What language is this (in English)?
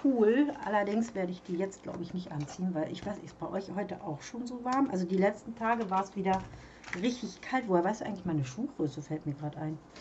German